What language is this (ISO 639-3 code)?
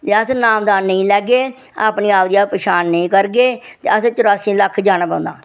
doi